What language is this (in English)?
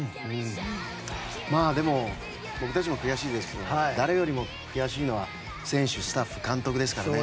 Japanese